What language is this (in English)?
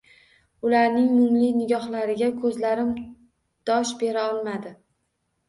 Uzbek